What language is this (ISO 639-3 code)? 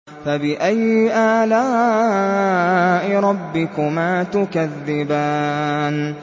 ara